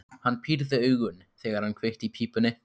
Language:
Icelandic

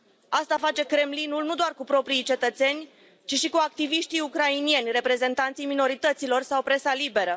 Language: Romanian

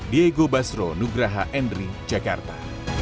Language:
Indonesian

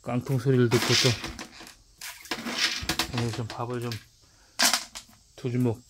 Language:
Korean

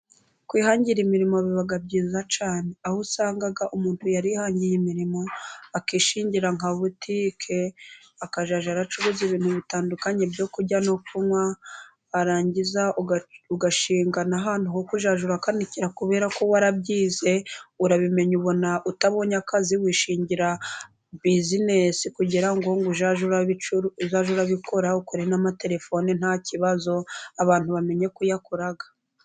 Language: Kinyarwanda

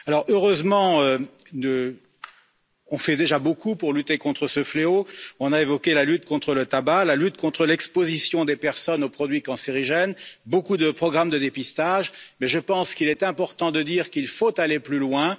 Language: French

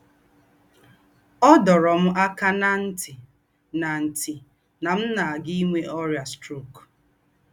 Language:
Igbo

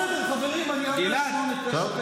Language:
Hebrew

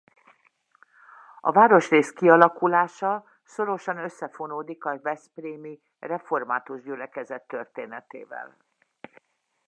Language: Hungarian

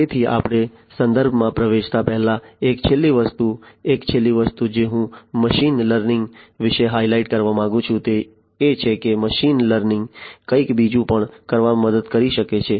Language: Gujarati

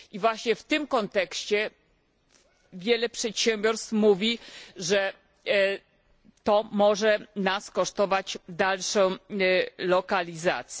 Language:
Polish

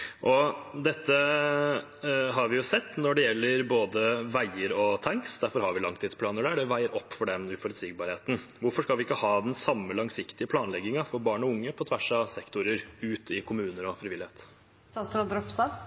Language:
Norwegian Bokmål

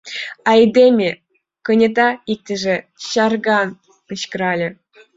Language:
Mari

